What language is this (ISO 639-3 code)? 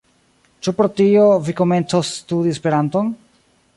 epo